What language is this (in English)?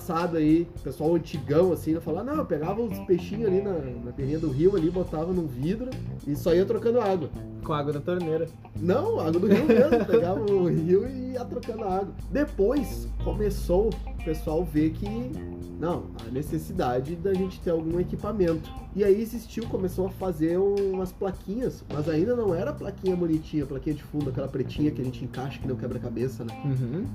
Portuguese